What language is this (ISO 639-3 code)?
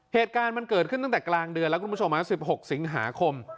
tha